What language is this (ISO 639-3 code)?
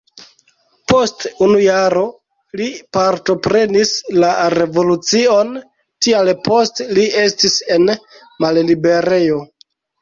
epo